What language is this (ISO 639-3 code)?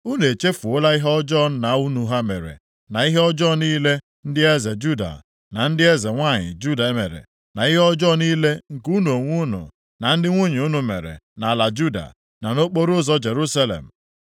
ibo